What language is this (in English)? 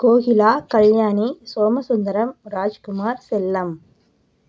Tamil